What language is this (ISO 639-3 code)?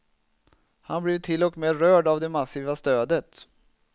swe